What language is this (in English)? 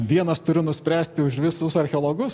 Lithuanian